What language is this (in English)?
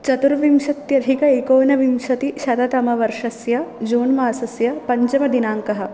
Sanskrit